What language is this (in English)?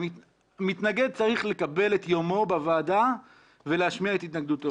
Hebrew